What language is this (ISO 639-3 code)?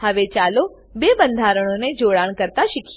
guj